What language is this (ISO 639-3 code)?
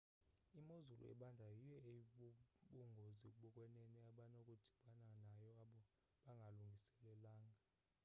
xho